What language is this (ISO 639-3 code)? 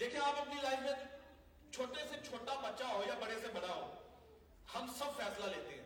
urd